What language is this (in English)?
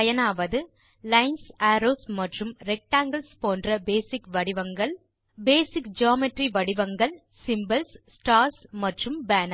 Tamil